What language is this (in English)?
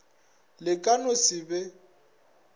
Northern Sotho